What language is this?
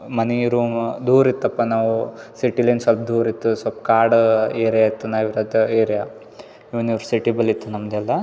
Kannada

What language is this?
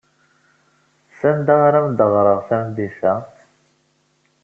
Kabyle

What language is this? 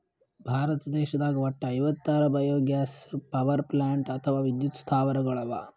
Kannada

